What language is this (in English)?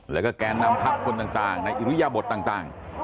Thai